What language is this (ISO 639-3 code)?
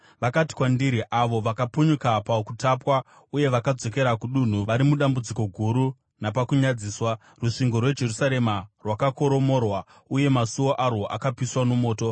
sna